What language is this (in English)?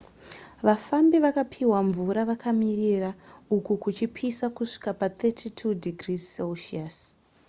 Shona